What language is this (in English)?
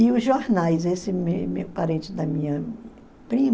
Portuguese